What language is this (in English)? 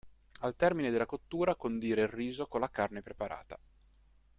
Italian